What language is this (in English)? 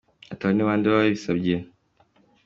Kinyarwanda